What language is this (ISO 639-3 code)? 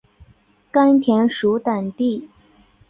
zho